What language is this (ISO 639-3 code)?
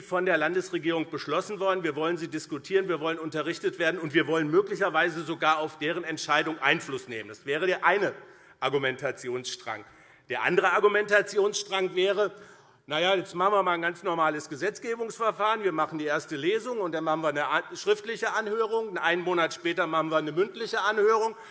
deu